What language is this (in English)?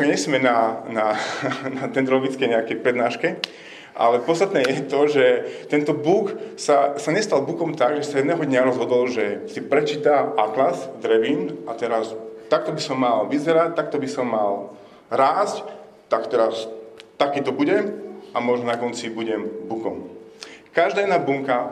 Slovak